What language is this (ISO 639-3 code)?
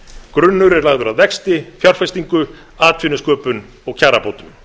isl